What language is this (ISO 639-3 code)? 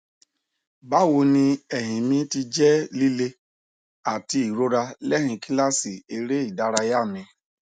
yor